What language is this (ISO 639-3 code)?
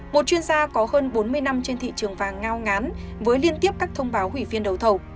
vie